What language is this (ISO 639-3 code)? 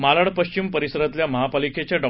mar